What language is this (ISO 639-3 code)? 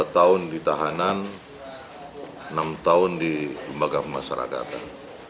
ind